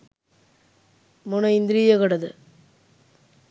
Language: Sinhala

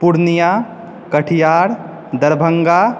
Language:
Maithili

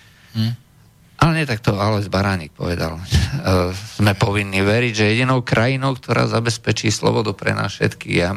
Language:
Slovak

